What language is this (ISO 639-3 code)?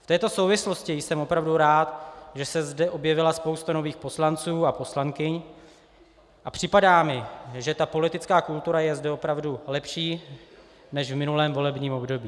ces